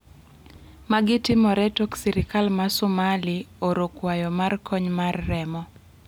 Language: Luo (Kenya and Tanzania)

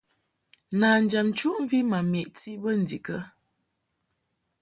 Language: Mungaka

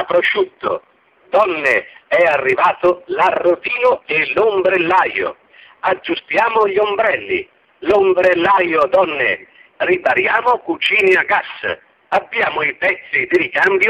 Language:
Italian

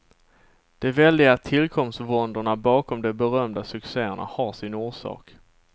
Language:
Swedish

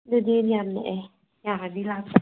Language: Manipuri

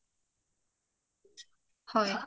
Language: Assamese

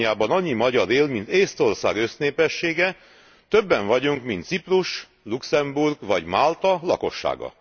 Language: Hungarian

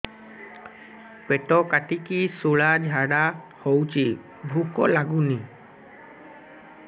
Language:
Odia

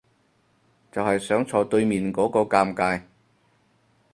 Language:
Cantonese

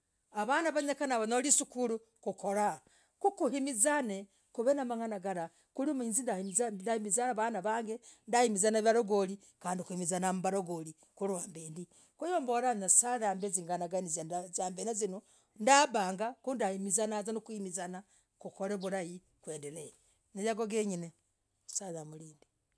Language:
Logooli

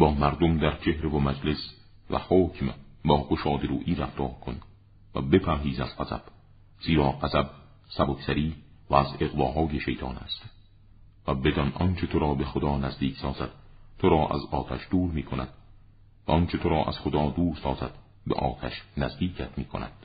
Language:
Persian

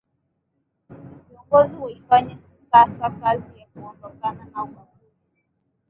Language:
Swahili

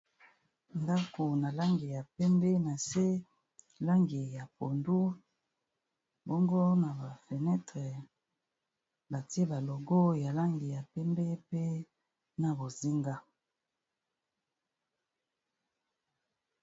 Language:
Lingala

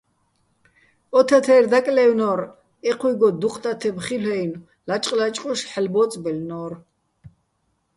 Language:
Bats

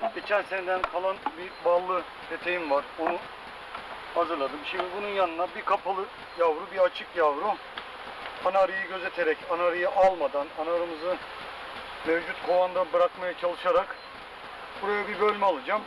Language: Turkish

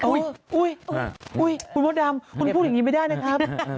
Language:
Thai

